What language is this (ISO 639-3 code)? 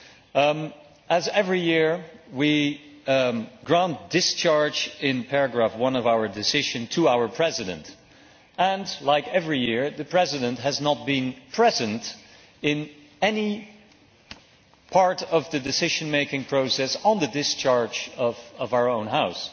eng